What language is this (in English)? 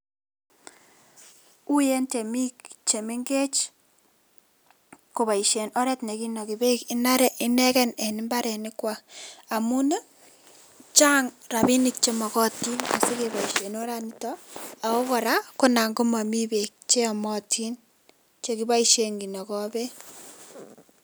Kalenjin